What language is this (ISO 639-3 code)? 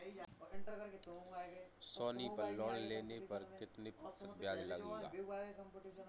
hin